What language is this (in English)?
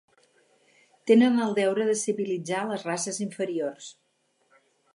Catalan